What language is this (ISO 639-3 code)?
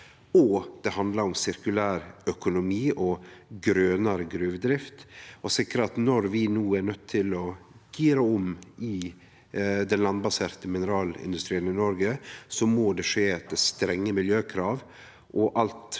nor